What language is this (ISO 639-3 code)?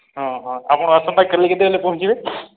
ori